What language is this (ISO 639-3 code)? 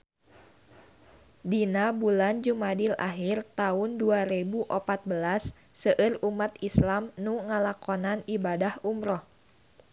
sun